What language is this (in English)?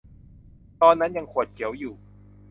Thai